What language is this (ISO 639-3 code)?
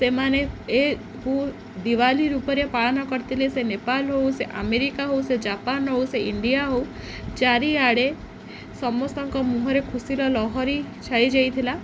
ori